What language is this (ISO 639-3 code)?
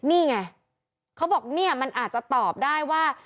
tha